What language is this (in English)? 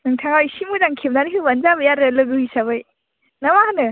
Bodo